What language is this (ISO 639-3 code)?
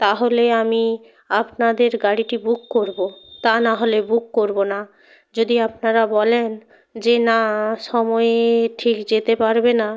ben